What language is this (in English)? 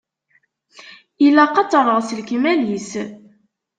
Kabyle